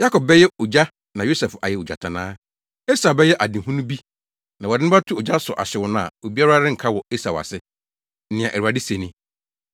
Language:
Akan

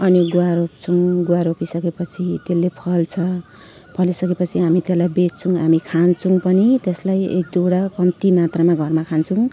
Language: Nepali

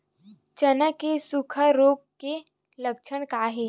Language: Chhattisgarhi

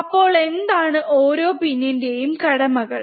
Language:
Malayalam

